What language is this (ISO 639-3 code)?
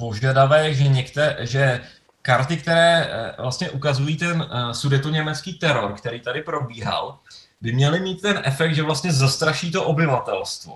ces